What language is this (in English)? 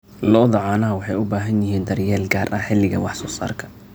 Somali